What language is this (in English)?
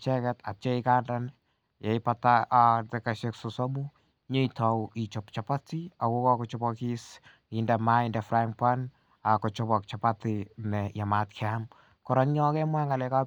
Kalenjin